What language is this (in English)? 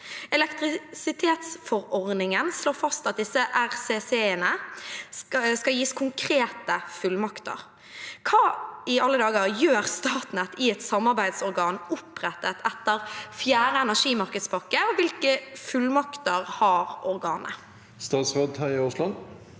Norwegian